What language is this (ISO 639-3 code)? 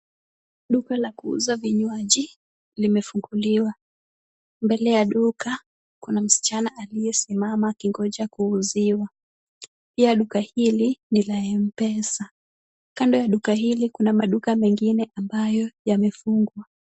swa